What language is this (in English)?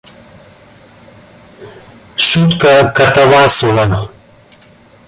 Russian